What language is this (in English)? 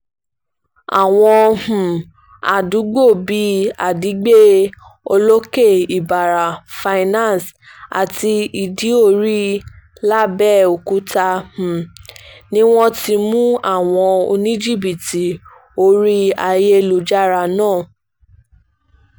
Yoruba